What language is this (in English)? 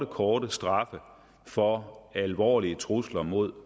Danish